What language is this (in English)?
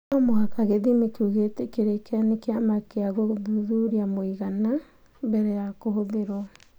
Kikuyu